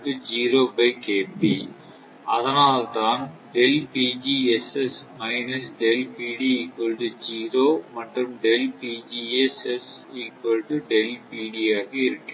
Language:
Tamil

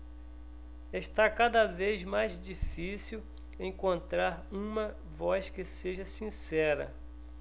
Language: Portuguese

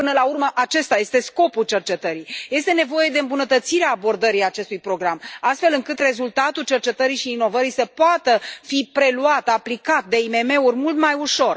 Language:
Romanian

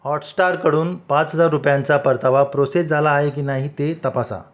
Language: Marathi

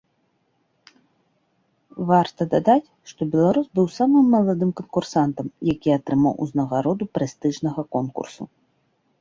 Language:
Belarusian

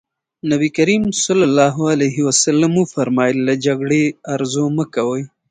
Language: Pashto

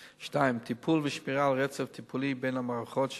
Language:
Hebrew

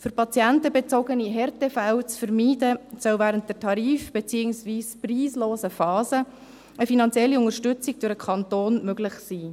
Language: Swiss German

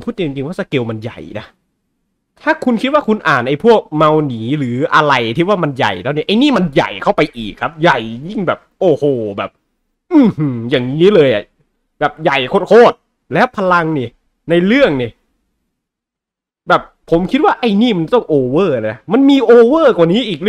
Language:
Thai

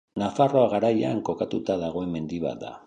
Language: Basque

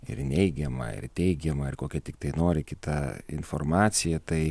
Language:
Lithuanian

